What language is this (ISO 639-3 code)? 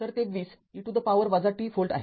mar